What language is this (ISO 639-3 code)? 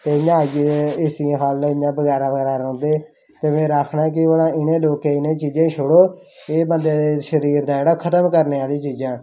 doi